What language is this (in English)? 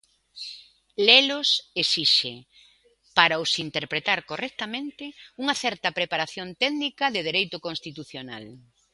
Galician